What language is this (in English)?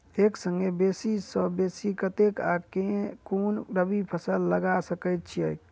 Maithili